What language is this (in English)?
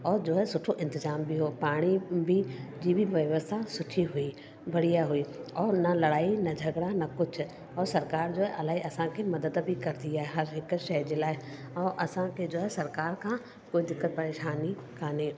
Sindhi